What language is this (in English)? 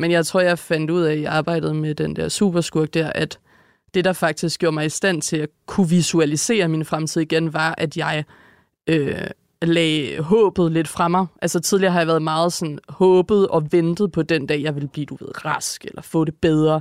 Danish